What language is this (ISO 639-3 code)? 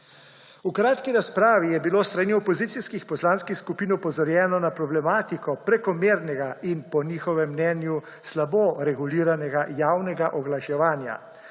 slv